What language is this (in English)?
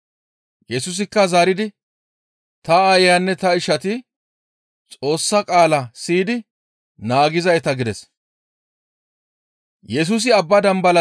Gamo